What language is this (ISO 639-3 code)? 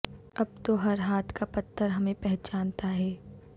urd